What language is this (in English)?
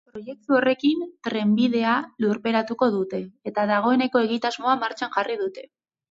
Basque